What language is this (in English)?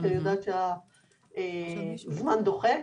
Hebrew